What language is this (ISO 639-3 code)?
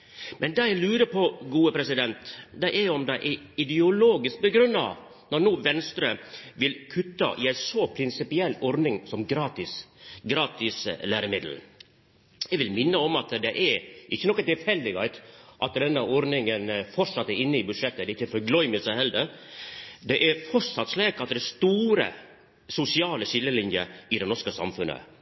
nno